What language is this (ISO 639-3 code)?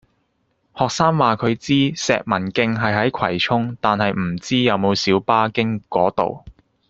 yue